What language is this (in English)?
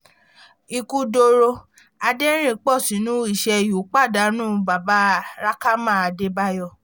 Yoruba